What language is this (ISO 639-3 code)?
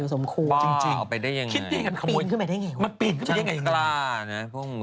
tha